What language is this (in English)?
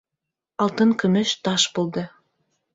Bashkir